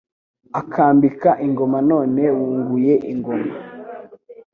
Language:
Kinyarwanda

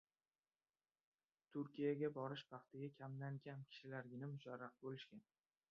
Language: Uzbek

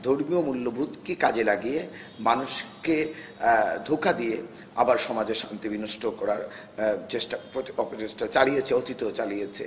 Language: Bangla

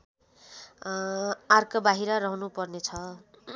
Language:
Nepali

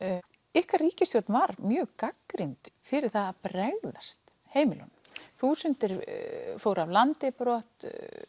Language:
Icelandic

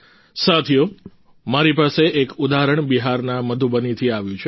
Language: Gujarati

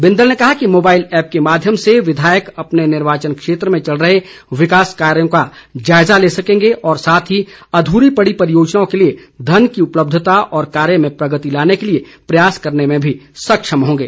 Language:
Hindi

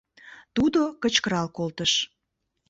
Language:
Mari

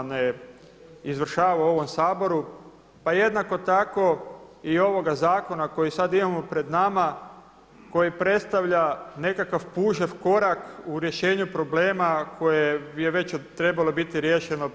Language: Croatian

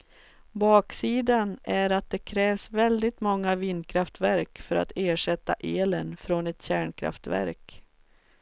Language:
Swedish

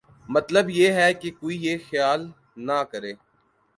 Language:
Urdu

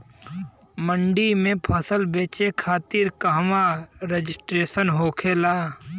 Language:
Bhojpuri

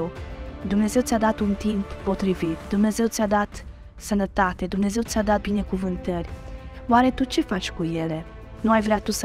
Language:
Romanian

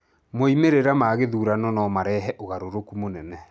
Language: Kikuyu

